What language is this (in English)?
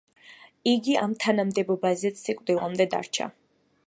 Georgian